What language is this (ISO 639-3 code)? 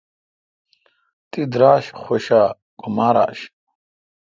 xka